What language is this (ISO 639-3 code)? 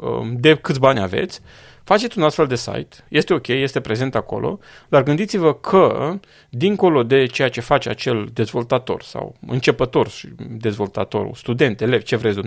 ron